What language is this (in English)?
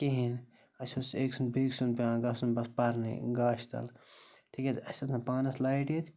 Kashmiri